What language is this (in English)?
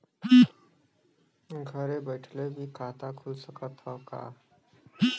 Bhojpuri